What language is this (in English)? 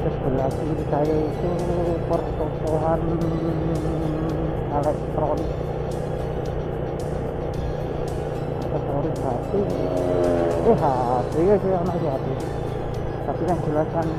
Indonesian